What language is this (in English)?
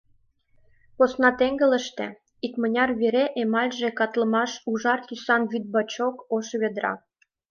Mari